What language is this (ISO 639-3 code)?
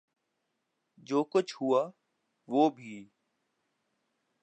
urd